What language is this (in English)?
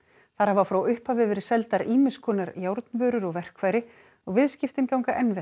Icelandic